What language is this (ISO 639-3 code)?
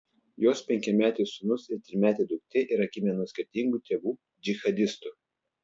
lit